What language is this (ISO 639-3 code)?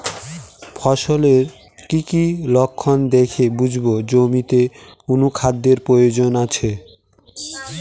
ben